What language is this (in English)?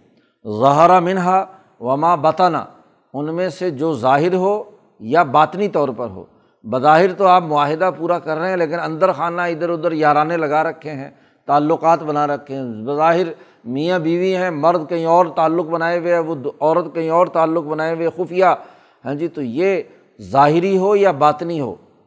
Urdu